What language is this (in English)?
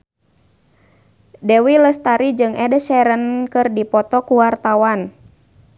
Sundanese